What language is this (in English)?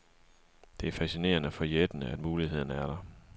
Danish